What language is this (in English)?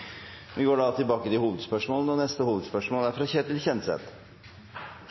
Norwegian